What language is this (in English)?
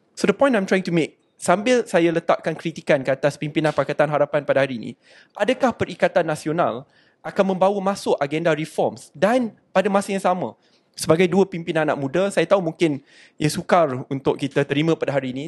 Malay